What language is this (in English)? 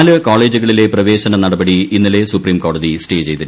Malayalam